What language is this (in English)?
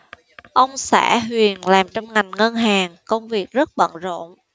Vietnamese